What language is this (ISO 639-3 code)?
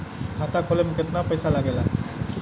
bho